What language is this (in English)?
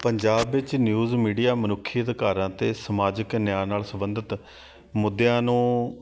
Punjabi